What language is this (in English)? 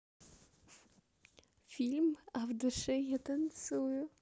Russian